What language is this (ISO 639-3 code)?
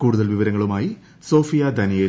mal